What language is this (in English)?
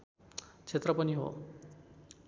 Nepali